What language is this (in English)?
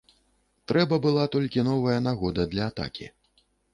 Belarusian